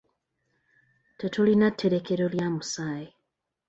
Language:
Ganda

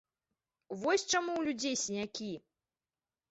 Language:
Belarusian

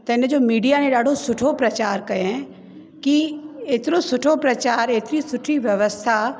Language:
Sindhi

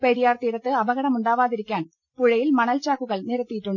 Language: Malayalam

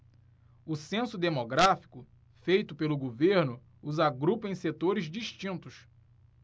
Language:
Portuguese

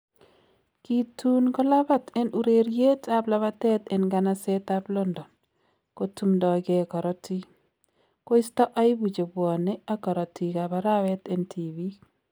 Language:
Kalenjin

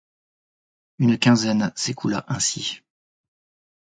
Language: French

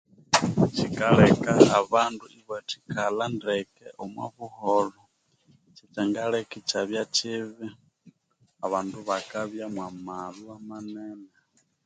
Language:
Konzo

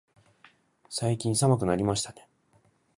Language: Japanese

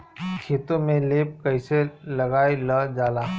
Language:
Bhojpuri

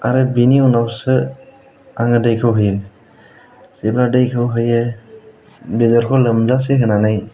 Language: Bodo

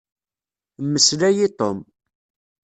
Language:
Kabyle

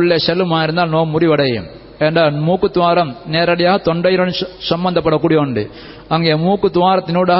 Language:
Tamil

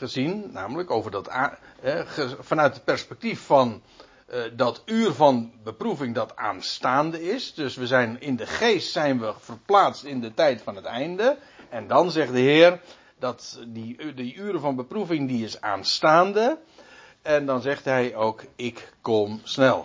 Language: Dutch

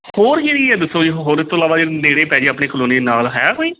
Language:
Punjabi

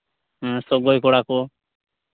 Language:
Santali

